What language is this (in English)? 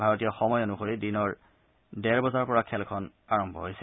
Assamese